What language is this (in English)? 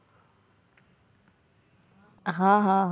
Gujarati